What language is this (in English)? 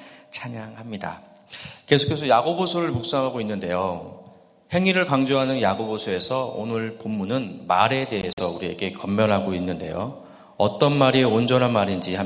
Korean